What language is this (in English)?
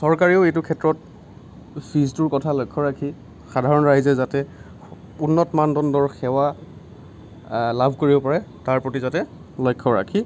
Assamese